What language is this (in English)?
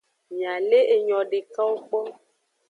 Aja (Benin)